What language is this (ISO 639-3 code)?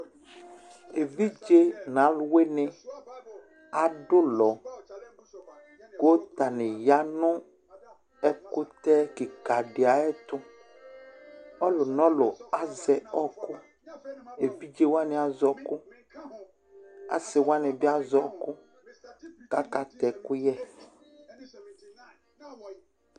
kpo